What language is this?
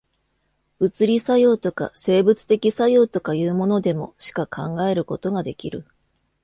Japanese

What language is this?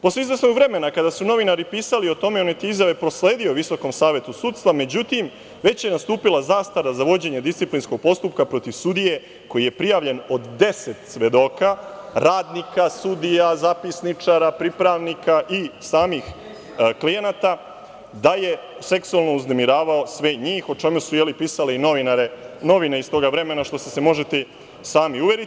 Serbian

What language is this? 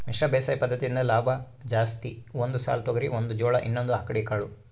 Kannada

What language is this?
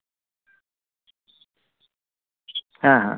Santali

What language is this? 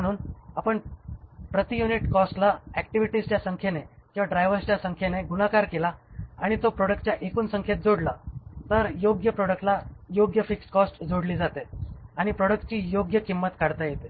Marathi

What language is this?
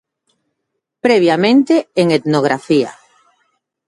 Galician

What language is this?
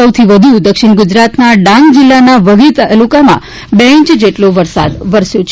Gujarati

